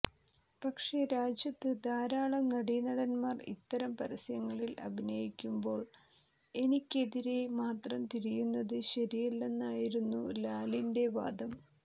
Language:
Malayalam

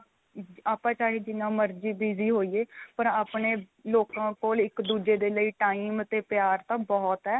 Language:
Punjabi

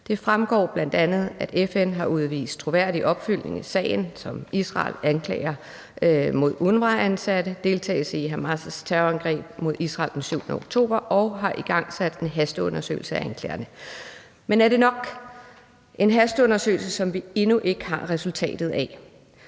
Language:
Danish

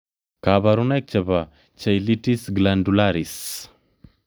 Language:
Kalenjin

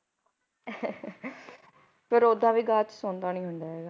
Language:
Punjabi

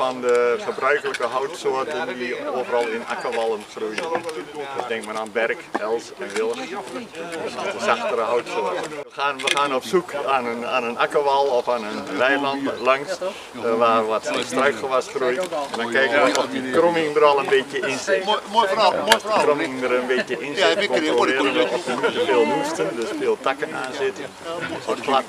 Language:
Dutch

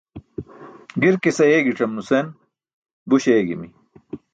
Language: Burushaski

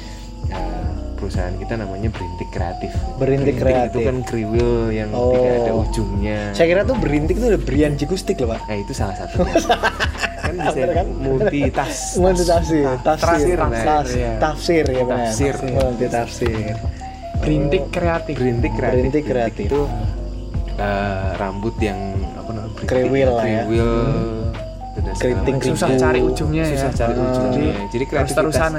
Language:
Indonesian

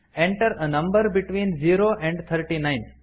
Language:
Kannada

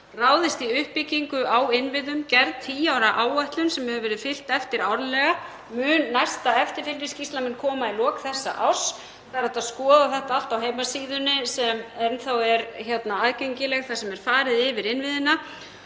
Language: Icelandic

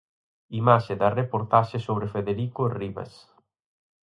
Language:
Galician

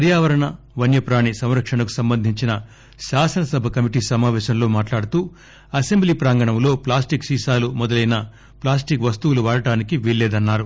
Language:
Telugu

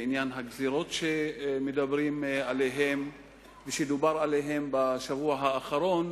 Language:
Hebrew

